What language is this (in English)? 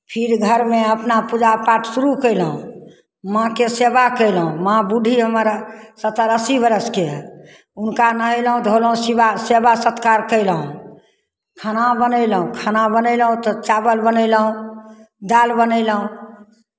Maithili